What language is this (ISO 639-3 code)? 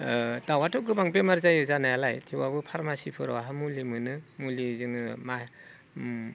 brx